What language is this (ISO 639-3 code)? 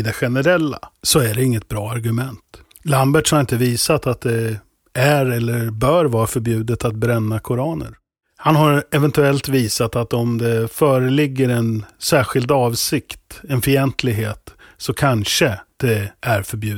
swe